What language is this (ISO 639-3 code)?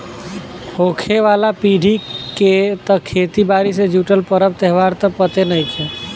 bho